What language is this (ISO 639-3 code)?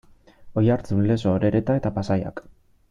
eus